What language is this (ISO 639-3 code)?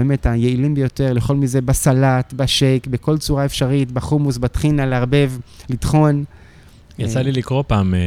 heb